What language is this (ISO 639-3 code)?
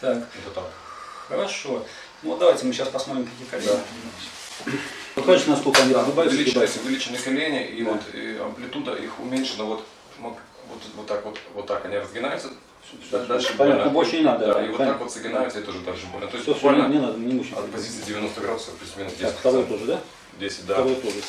rus